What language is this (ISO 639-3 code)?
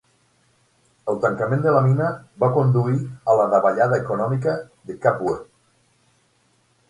cat